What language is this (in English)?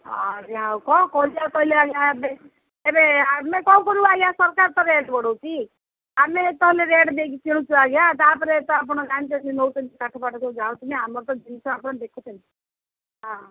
Odia